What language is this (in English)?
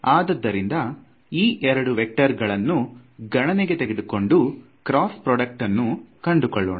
Kannada